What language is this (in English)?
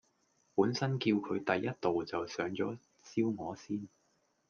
Cantonese